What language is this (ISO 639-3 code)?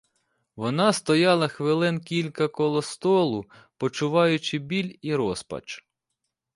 ukr